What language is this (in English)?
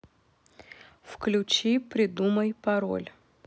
Russian